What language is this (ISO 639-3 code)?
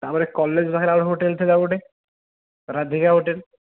ori